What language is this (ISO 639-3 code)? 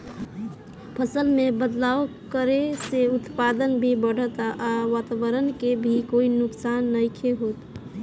bho